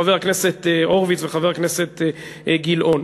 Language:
Hebrew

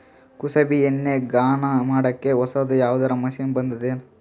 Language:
Kannada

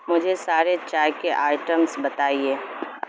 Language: Urdu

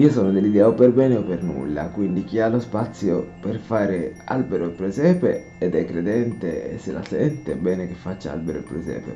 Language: Italian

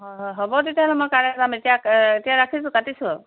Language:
Assamese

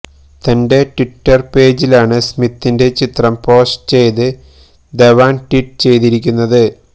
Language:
Malayalam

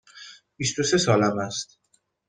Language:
Persian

